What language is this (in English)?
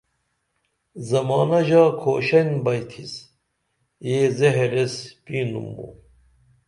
Dameli